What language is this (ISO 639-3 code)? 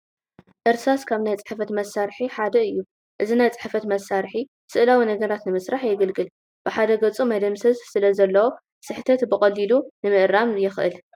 tir